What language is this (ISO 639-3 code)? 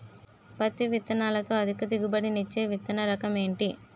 tel